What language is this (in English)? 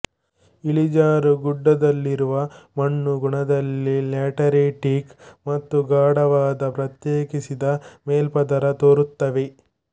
Kannada